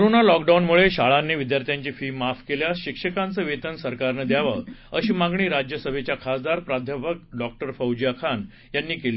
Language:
Marathi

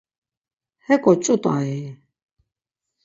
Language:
Laz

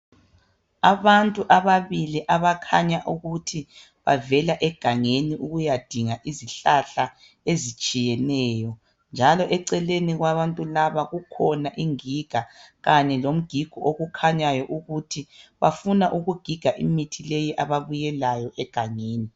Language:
North Ndebele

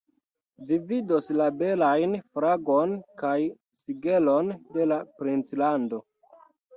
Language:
Esperanto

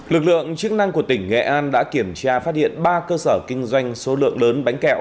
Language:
Vietnamese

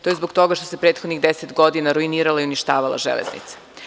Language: Serbian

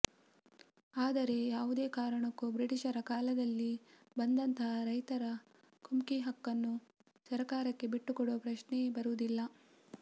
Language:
Kannada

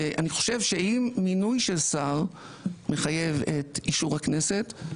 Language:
Hebrew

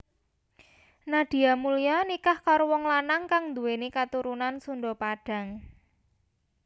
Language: Javanese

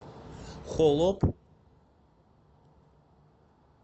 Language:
Russian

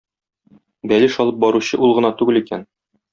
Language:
Tatar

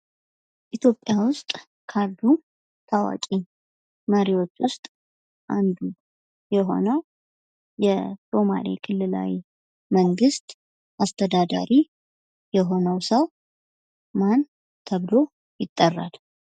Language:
Amharic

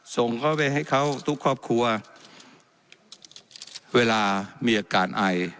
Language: Thai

